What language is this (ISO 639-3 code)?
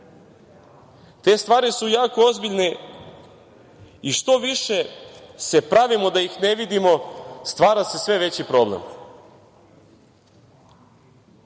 srp